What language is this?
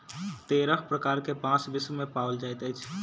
Maithili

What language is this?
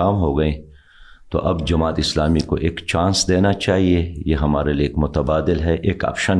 Urdu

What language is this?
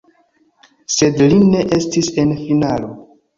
Esperanto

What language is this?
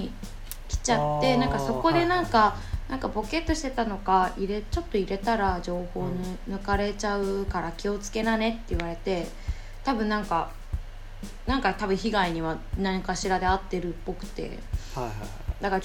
Japanese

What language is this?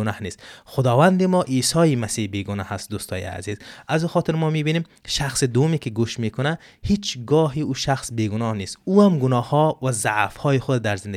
Persian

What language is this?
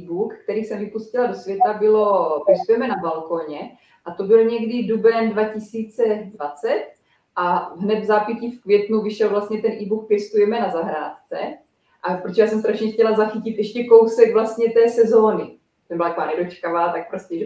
Czech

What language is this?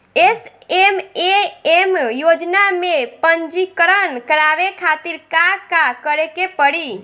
Bhojpuri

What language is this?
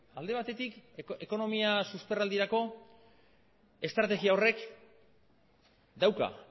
Basque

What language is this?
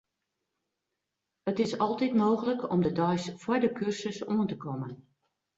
Western Frisian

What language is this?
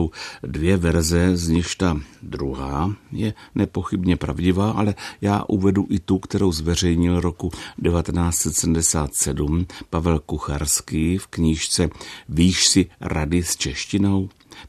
Czech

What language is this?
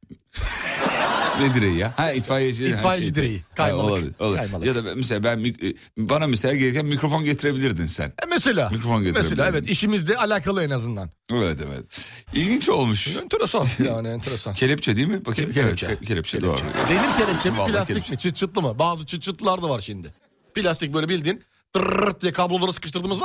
Turkish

